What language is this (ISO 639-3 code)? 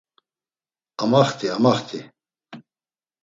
lzz